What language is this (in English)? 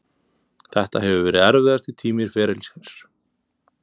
Icelandic